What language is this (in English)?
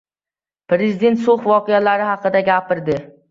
Uzbek